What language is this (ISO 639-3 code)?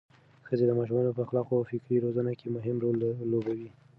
pus